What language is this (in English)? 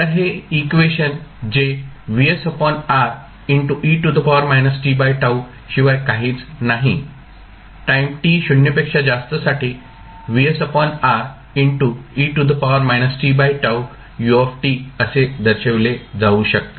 Marathi